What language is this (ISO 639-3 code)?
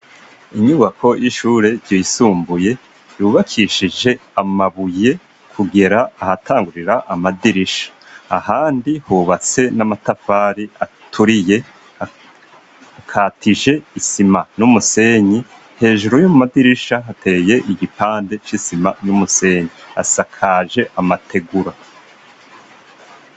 run